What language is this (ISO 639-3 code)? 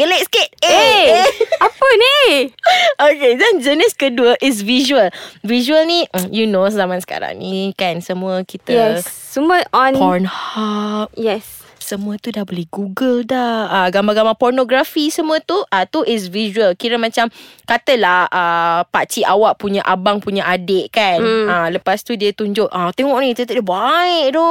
msa